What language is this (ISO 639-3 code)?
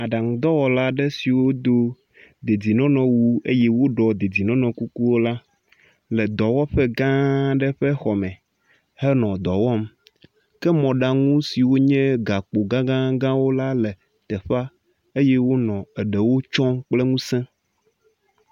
ewe